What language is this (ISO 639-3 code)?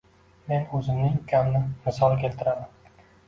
uzb